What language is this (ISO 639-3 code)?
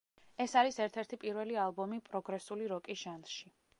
kat